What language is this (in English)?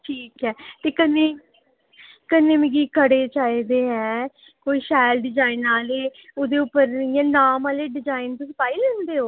Dogri